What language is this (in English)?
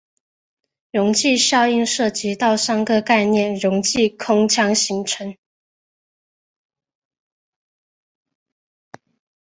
Chinese